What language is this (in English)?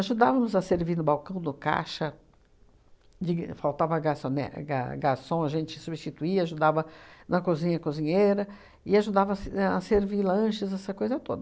Portuguese